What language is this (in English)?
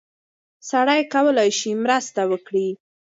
Pashto